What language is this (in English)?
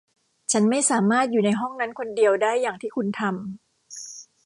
Thai